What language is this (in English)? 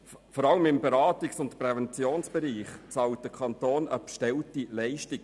Swiss German